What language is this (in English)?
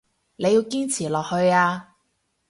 Cantonese